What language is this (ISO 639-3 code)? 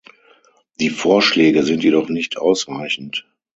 deu